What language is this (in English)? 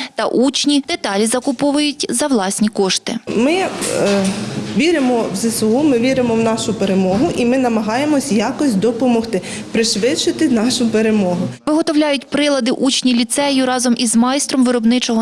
Ukrainian